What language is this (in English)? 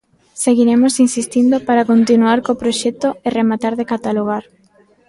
Galician